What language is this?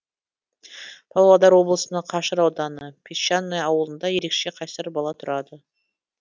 Kazakh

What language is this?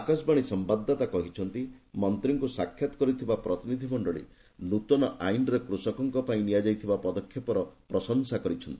Odia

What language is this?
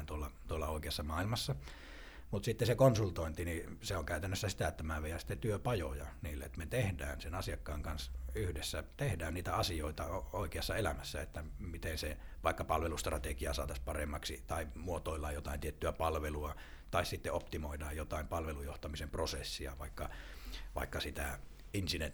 Finnish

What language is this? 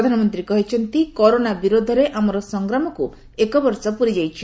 Odia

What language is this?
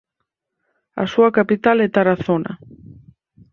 Galician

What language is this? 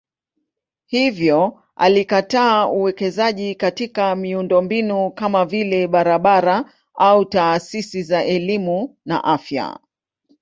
Swahili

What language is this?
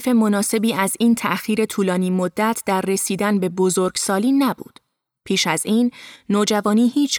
Persian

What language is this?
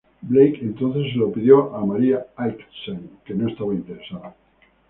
Spanish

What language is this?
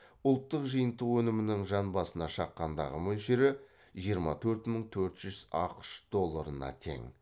Kazakh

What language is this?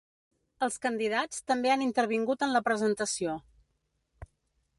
Catalan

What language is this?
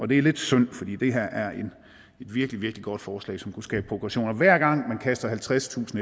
Danish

